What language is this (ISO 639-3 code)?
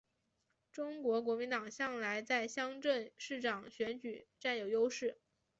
zho